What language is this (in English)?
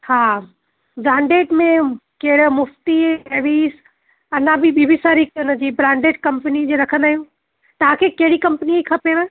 Sindhi